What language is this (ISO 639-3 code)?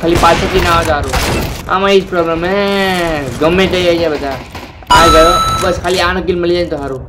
guj